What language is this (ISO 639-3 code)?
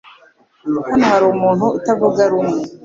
kin